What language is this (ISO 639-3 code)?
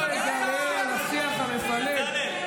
heb